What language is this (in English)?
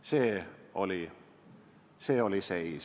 Estonian